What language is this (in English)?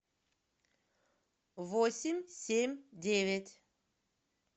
Russian